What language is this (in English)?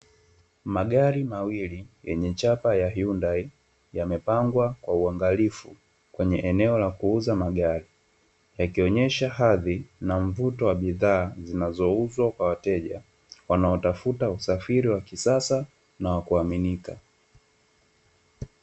Swahili